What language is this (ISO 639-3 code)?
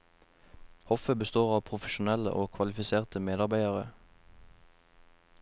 nor